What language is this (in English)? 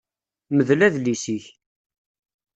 Kabyle